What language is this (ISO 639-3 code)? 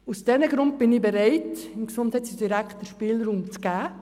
gsw